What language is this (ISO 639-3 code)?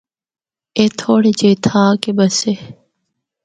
hno